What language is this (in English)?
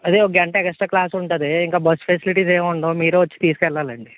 Telugu